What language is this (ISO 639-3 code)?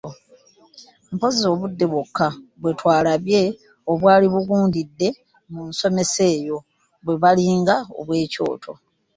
lug